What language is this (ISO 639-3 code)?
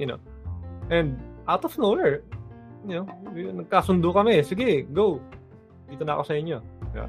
fil